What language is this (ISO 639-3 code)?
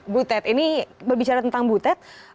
ind